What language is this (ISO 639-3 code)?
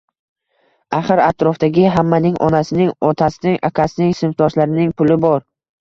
uzb